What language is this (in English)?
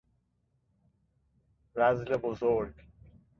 Persian